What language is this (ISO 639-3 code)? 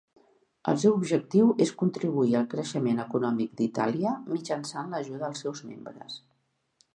cat